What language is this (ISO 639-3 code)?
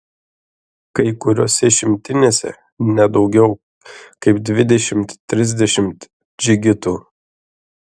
lit